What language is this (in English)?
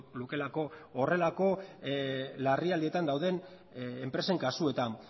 Basque